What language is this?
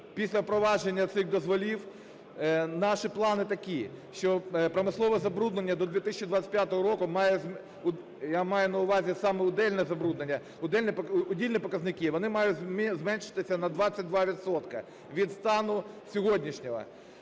Ukrainian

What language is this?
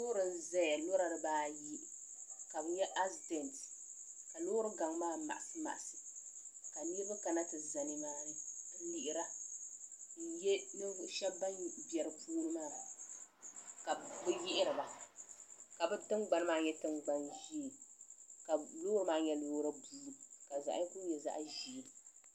Dagbani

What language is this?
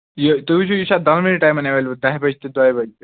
Kashmiri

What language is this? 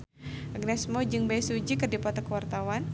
Sundanese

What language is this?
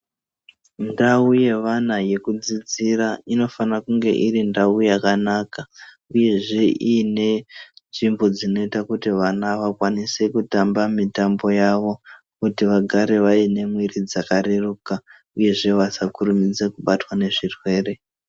Ndau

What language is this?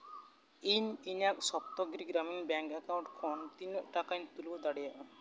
Santali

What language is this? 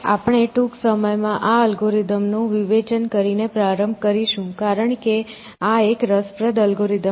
Gujarati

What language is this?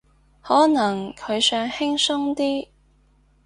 Cantonese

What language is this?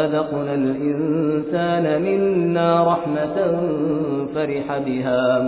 Persian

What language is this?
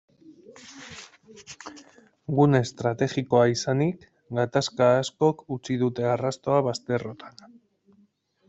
Basque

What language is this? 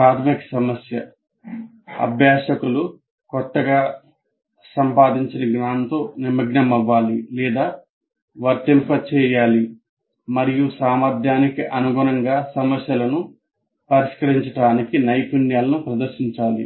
Telugu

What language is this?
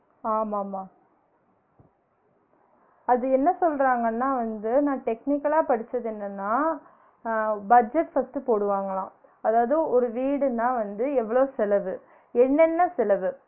Tamil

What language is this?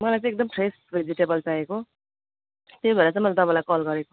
Nepali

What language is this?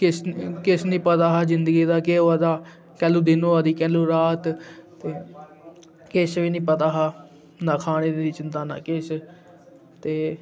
Dogri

